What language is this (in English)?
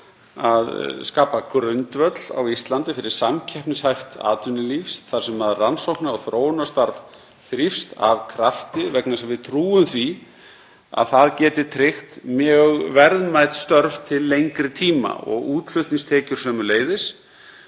Icelandic